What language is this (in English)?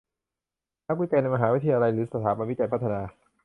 Thai